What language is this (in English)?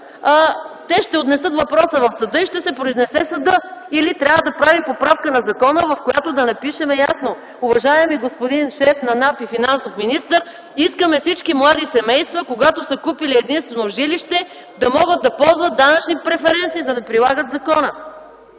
Bulgarian